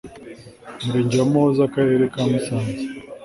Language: Kinyarwanda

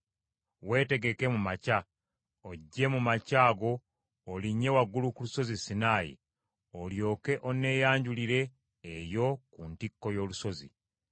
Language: Ganda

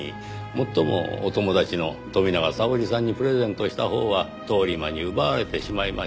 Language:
Japanese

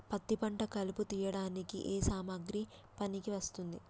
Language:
Telugu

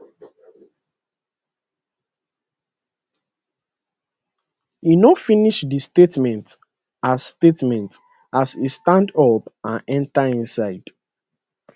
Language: Nigerian Pidgin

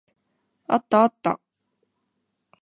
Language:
Japanese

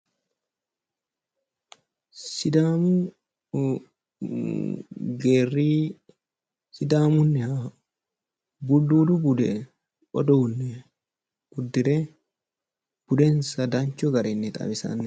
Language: Sidamo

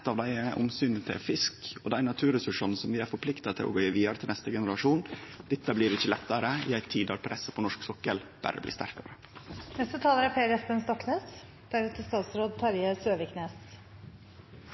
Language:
Norwegian Nynorsk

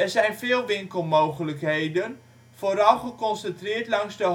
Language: Dutch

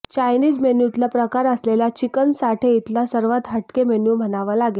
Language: Marathi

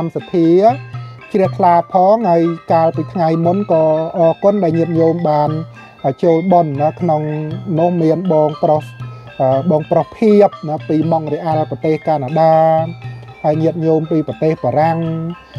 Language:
Thai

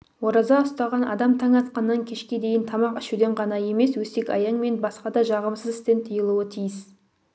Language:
Kazakh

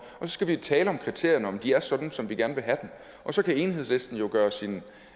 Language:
Danish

